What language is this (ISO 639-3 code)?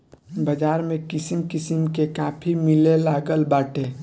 bho